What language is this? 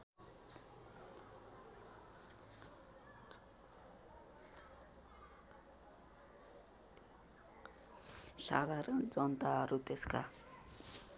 Nepali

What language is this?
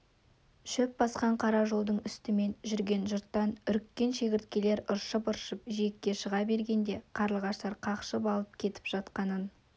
Kazakh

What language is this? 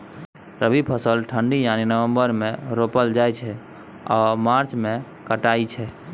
Maithili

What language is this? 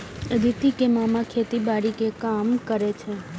Maithili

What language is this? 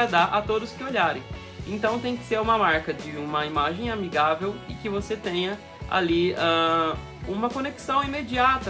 Portuguese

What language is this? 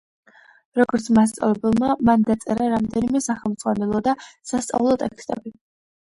Georgian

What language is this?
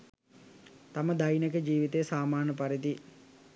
Sinhala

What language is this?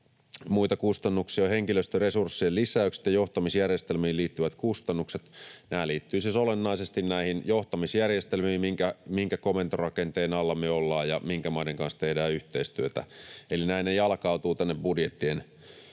Finnish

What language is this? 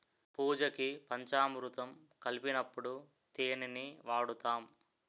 Telugu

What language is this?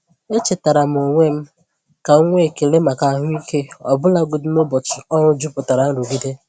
Igbo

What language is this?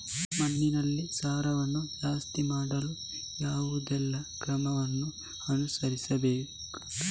Kannada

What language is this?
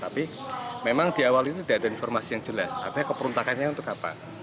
Indonesian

